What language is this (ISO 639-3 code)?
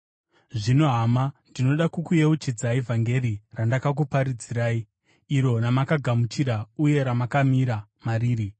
sna